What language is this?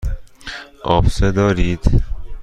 Persian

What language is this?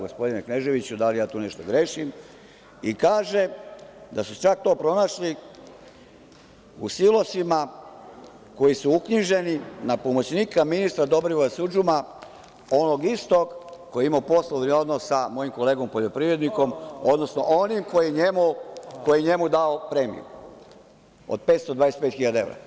Serbian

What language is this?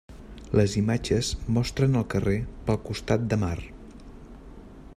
Catalan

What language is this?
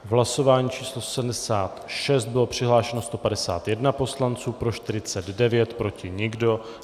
Czech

